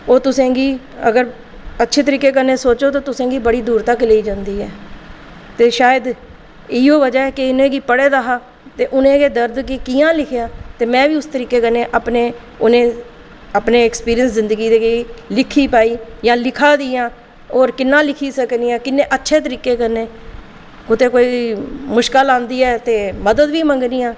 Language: Dogri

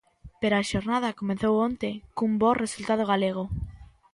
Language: Galician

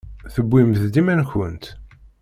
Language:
Kabyle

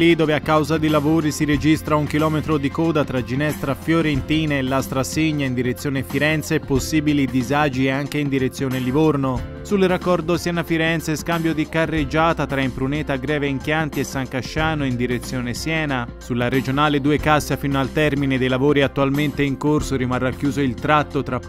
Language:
Italian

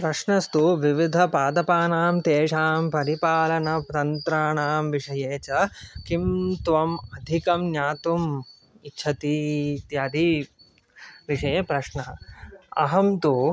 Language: Sanskrit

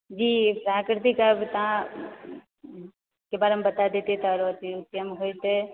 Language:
Maithili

